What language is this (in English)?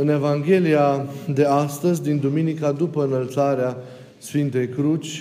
Romanian